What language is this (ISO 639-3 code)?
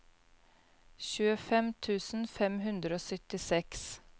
nor